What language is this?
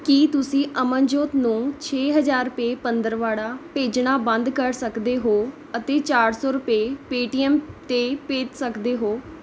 Punjabi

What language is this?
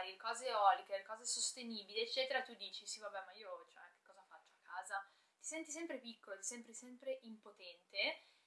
Italian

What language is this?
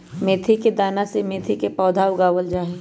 Magahi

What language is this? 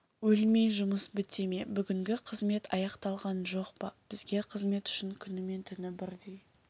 Kazakh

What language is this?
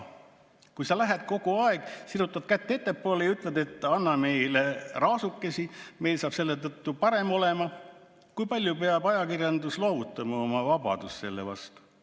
Estonian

